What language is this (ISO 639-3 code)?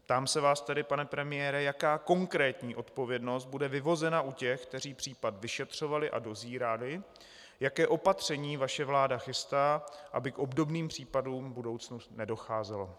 ces